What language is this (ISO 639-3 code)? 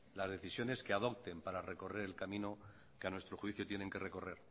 spa